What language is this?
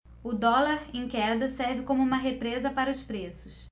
Portuguese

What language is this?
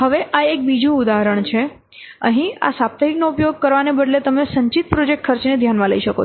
Gujarati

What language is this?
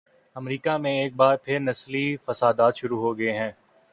Urdu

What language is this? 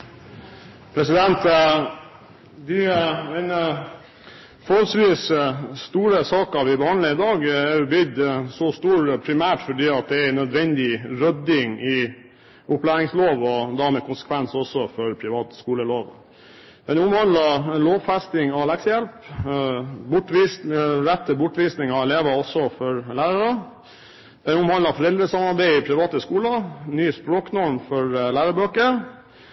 Norwegian Bokmål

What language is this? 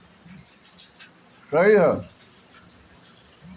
Bhojpuri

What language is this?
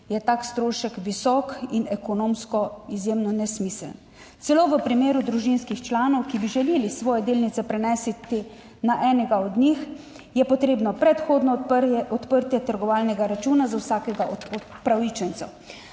Slovenian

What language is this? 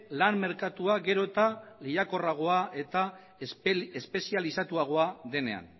Basque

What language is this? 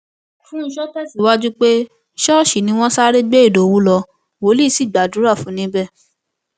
Yoruba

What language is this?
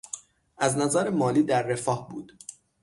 Persian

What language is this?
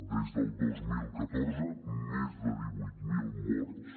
Catalan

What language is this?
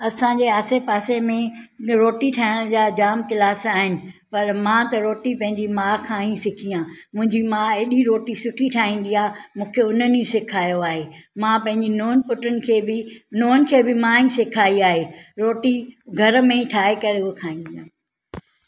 Sindhi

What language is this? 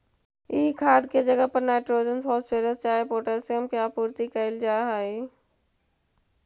Magahi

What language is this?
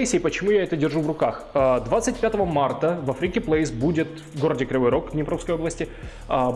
Russian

